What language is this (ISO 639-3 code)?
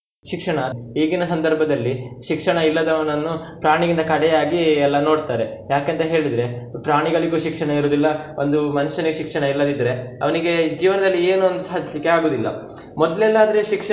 kan